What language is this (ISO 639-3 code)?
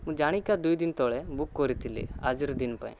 ori